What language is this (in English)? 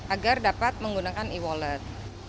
Indonesian